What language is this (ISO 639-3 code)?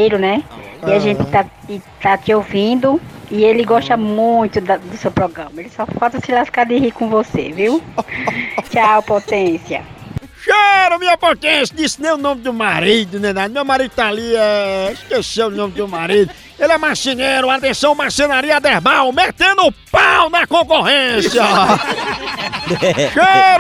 por